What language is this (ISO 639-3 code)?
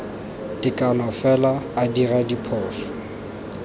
tsn